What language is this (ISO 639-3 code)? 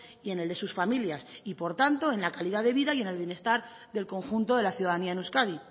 spa